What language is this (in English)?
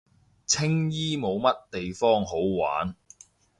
Cantonese